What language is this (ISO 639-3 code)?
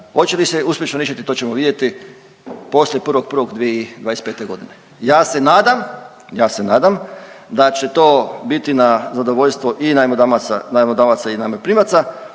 hrv